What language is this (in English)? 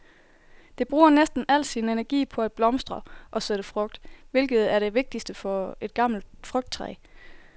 Danish